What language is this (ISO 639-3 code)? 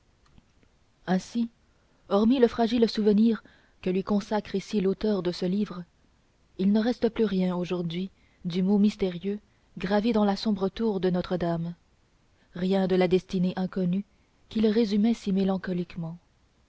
fra